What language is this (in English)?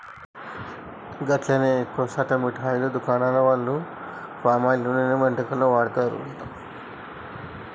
Telugu